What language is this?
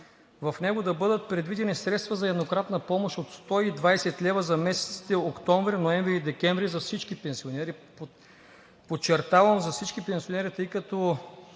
Bulgarian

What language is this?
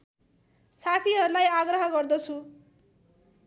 Nepali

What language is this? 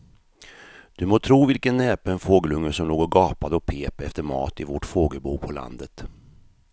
Swedish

